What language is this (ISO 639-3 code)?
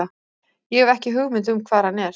isl